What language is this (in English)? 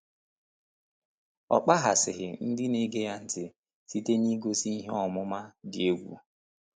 Igbo